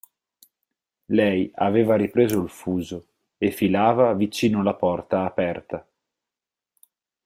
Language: Italian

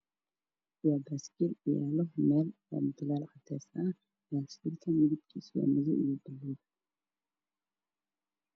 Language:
Somali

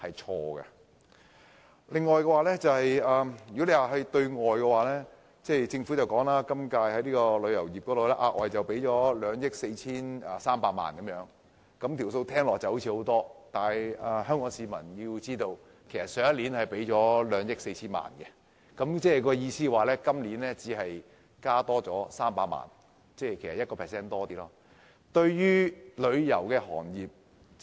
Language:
Cantonese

